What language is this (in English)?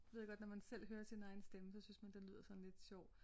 Danish